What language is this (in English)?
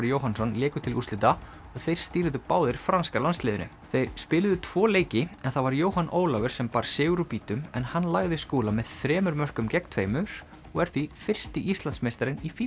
Icelandic